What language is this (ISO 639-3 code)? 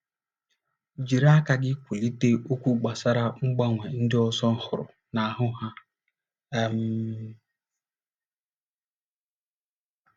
ibo